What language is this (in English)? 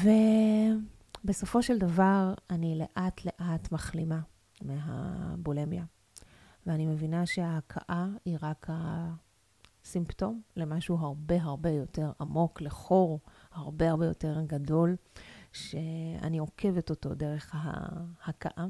Hebrew